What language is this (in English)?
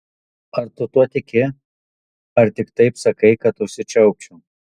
Lithuanian